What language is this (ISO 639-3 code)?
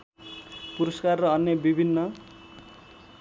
nep